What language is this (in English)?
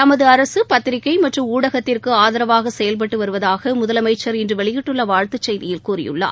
Tamil